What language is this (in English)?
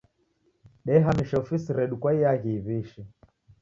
Taita